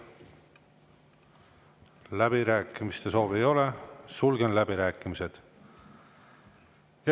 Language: Estonian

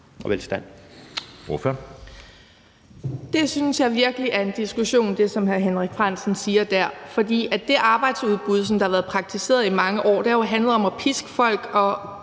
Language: Danish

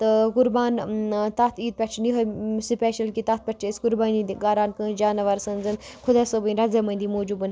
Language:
Kashmiri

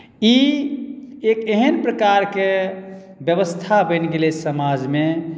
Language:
Maithili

